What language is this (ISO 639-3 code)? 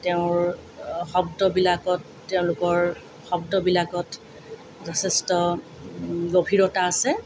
asm